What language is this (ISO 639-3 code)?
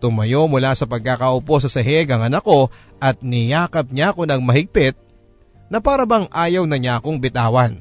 fil